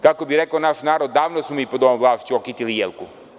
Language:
Serbian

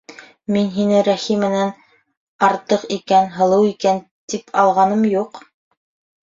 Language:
Bashkir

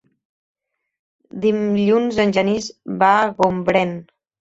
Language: Catalan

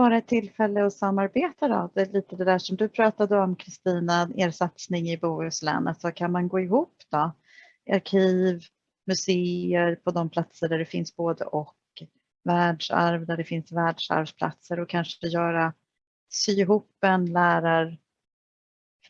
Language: Swedish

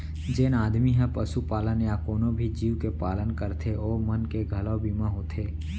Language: Chhattisgarhi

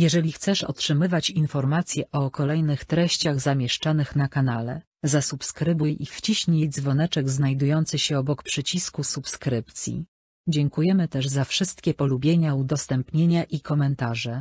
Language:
Polish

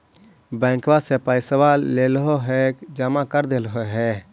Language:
Magahi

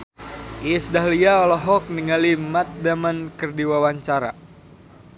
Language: Sundanese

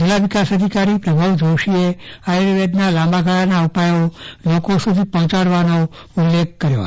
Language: Gujarati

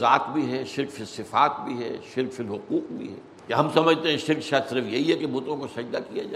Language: Urdu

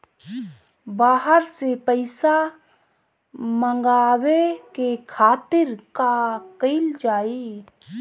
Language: Bhojpuri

